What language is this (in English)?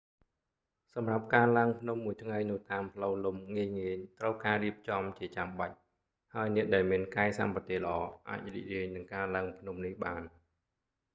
Khmer